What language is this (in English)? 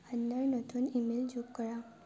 Assamese